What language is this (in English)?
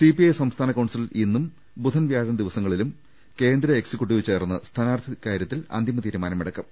Malayalam